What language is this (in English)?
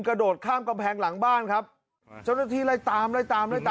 Thai